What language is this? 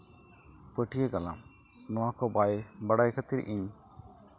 Santali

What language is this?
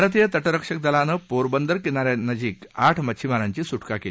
Marathi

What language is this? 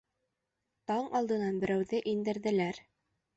Bashkir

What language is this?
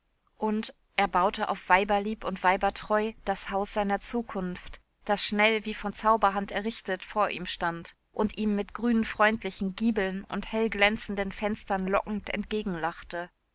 German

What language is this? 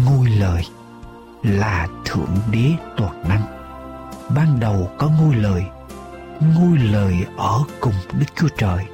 Vietnamese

